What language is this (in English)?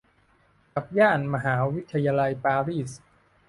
Thai